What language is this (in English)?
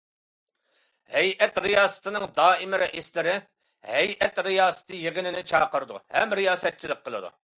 Uyghur